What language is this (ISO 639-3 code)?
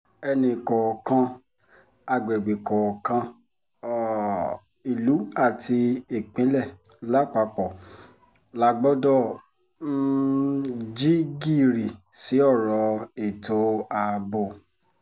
yor